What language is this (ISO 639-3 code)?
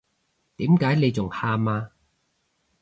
yue